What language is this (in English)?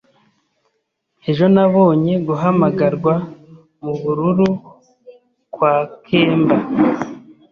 Kinyarwanda